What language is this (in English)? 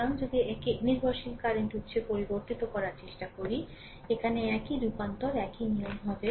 Bangla